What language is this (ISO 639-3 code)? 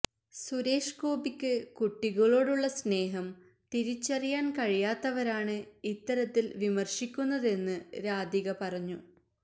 mal